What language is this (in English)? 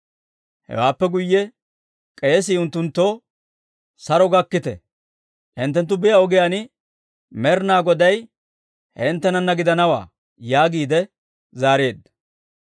Dawro